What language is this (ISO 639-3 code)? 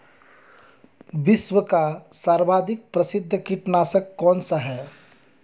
hin